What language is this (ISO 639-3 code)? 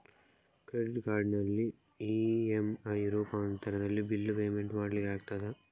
kan